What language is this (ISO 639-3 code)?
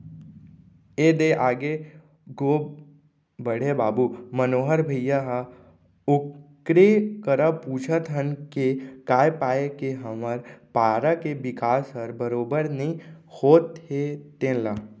hne